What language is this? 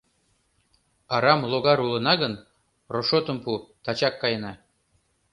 Mari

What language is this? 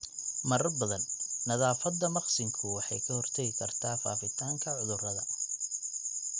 Somali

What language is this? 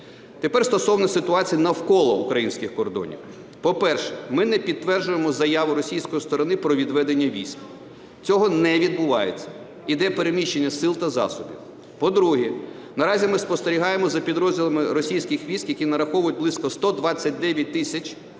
Ukrainian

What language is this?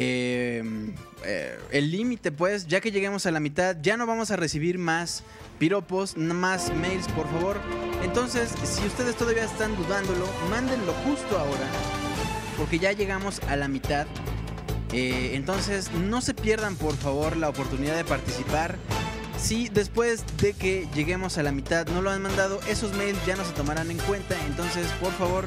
Spanish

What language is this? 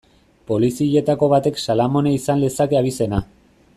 Basque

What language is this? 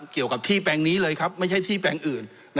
Thai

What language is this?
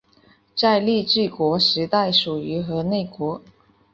Chinese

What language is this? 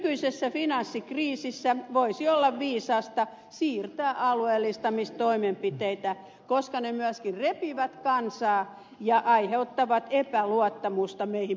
Finnish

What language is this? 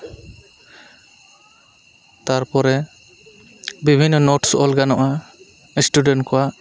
Santali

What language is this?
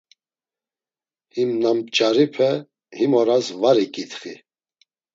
Laz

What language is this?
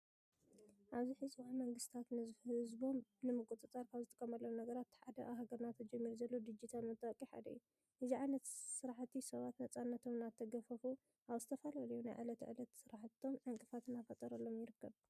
Tigrinya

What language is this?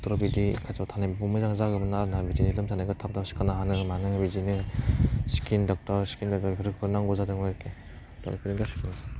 Bodo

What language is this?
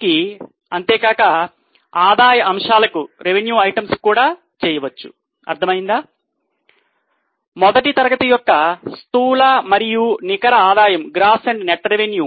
Telugu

